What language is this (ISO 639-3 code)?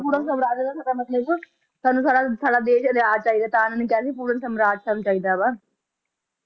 pan